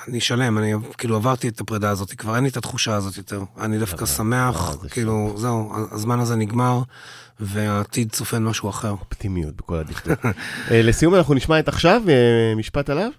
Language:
Hebrew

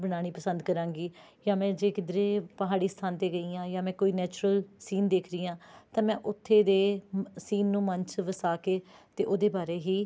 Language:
Punjabi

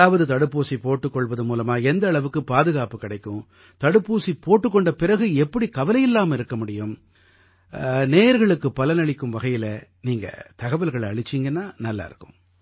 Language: Tamil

